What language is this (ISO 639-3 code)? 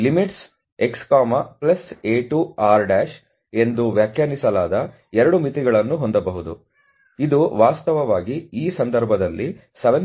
kan